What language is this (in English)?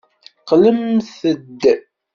Kabyle